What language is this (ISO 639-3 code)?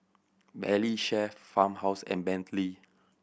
eng